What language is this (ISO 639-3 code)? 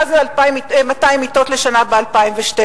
heb